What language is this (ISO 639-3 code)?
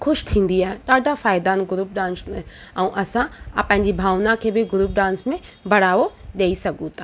snd